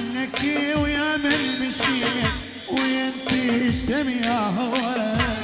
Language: Arabic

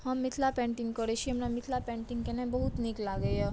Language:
Maithili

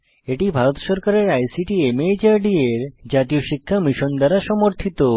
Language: Bangla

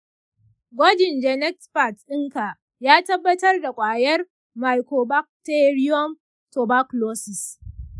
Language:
Hausa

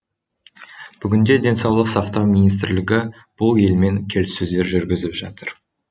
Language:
Kazakh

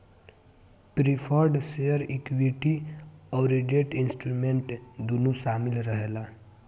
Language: Bhojpuri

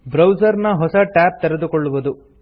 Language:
Kannada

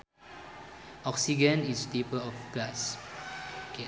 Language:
Sundanese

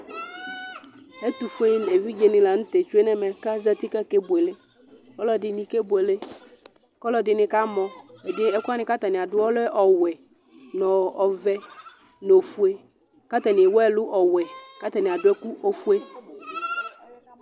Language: Ikposo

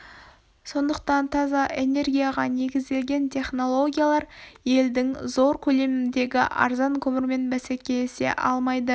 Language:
Kazakh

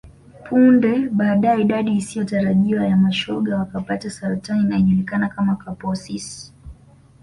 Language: Swahili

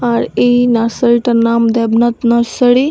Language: Bangla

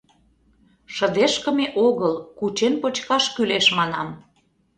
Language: Mari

